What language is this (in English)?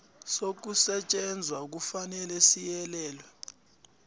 South Ndebele